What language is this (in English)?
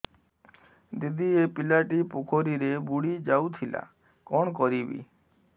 Odia